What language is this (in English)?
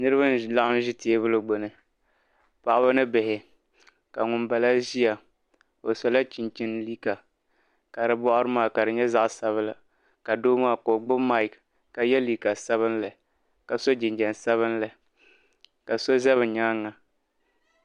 Dagbani